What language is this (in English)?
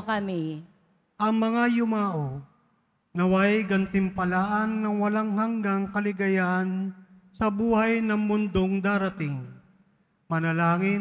Filipino